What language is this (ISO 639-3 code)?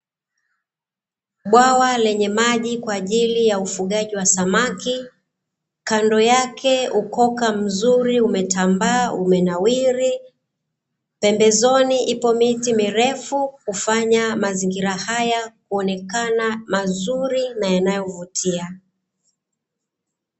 swa